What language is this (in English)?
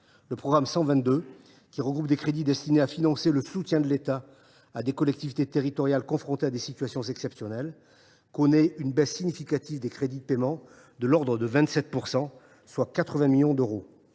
French